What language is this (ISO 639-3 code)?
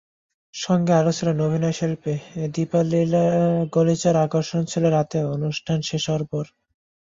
ben